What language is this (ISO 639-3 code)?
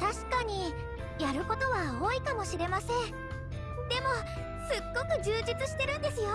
jpn